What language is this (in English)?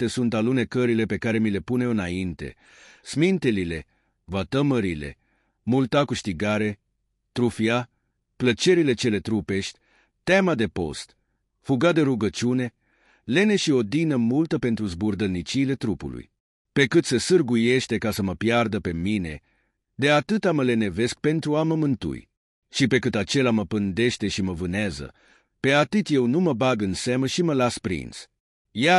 Romanian